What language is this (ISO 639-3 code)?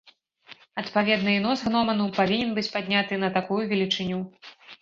bel